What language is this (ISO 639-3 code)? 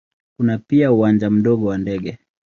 swa